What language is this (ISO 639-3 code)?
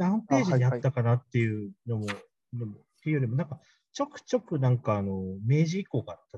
jpn